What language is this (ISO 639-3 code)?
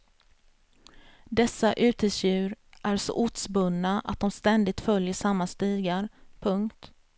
swe